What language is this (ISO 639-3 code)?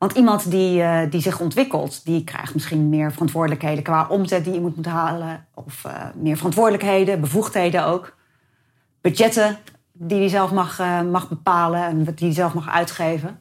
nld